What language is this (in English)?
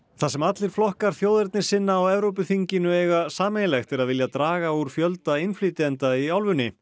Icelandic